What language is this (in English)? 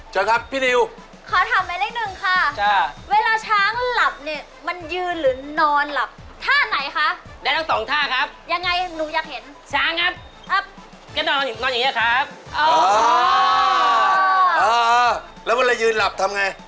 Thai